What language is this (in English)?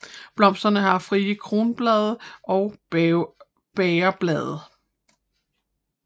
Danish